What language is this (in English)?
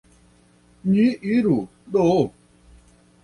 Esperanto